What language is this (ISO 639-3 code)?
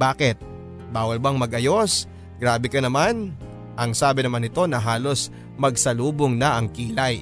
fil